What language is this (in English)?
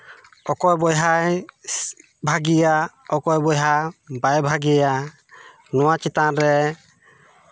Santali